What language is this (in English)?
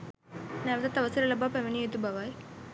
Sinhala